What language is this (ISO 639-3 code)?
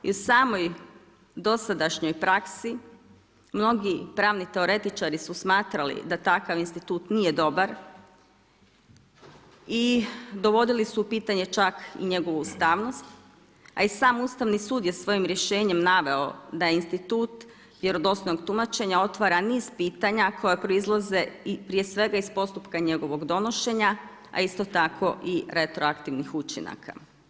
hrv